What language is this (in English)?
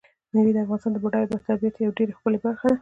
Pashto